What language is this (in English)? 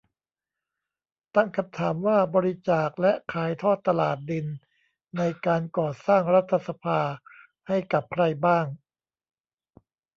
Thai